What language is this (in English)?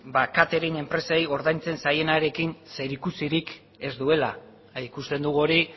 Basque